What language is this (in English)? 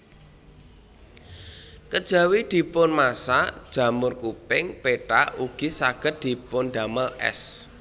Javanese